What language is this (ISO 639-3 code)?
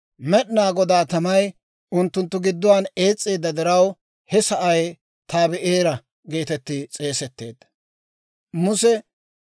dwr